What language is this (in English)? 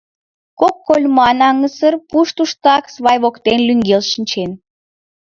Mari